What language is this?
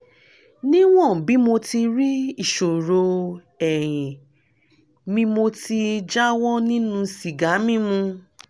Yoruba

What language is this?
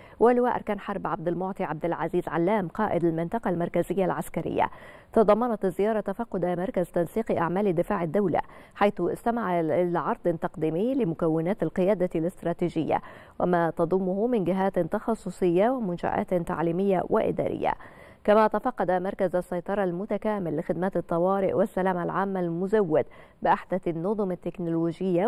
Arabic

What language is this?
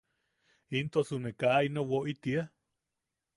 Yaqui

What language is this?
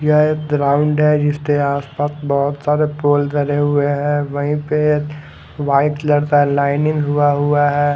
Hindi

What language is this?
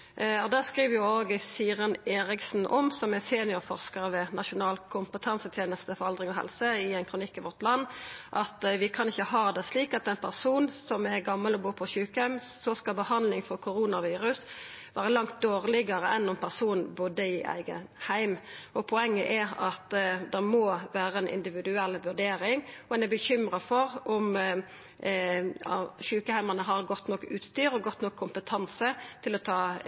Norwegian Nynorsk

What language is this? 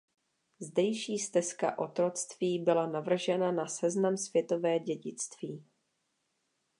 Czech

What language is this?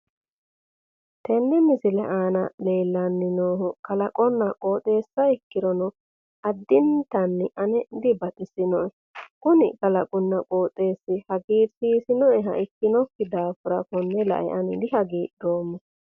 Sidamo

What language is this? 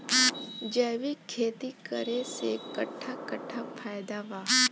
Bhojpuri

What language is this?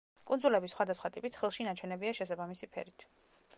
Georgian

